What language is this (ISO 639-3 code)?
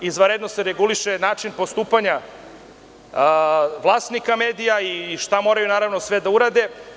srp